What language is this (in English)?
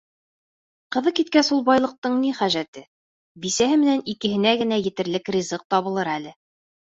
Bashkir